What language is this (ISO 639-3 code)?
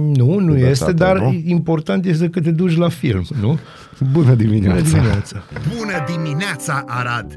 ron